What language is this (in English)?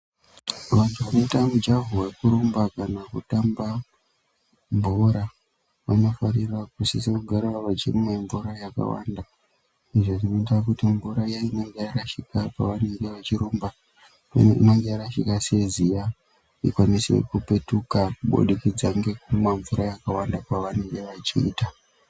Ndau